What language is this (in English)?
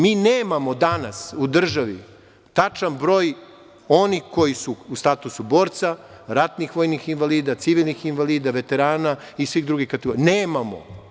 Serbian